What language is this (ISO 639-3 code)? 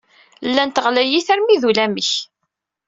kab